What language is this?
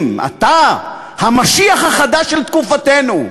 Hebrew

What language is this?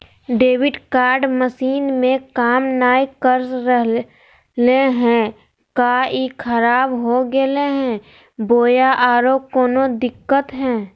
Magahi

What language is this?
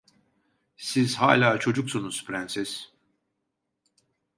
Turkish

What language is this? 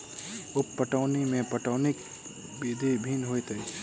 Maithili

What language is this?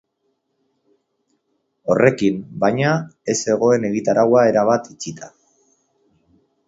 Basque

